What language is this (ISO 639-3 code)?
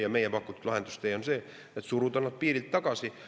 est